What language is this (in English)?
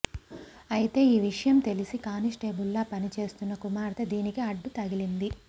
Telugu